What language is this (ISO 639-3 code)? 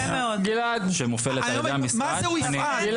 heb